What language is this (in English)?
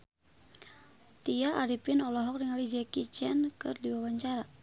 Sundanese